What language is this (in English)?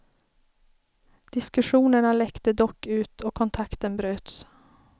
Swedish